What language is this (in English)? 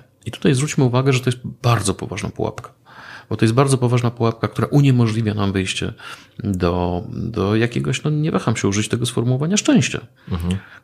Polish